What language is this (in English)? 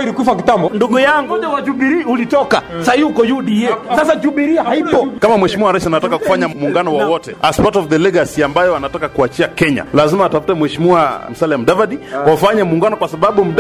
Swahili